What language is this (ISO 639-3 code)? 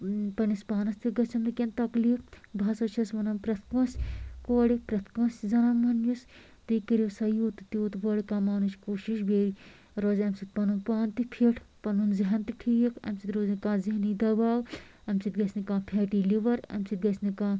kas